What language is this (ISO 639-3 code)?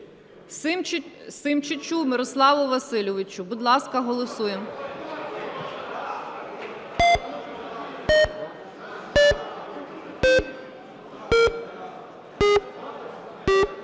ukr